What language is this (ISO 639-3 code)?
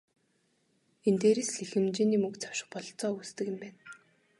mon